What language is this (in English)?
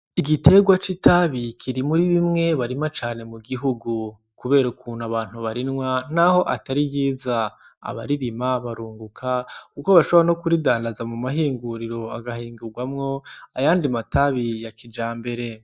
Rundi